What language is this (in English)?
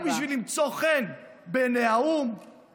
Hebrew